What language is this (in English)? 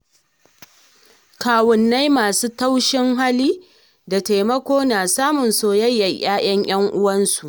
Hausa